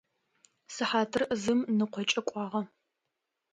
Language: Adyghe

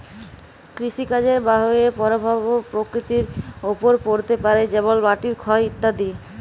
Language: Bangla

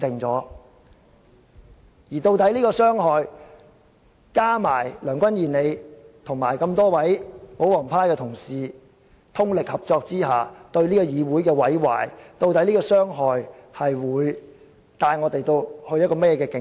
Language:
Cantonese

